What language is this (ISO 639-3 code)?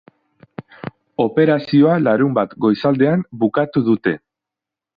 eus